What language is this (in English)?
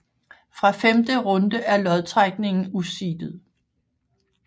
Danish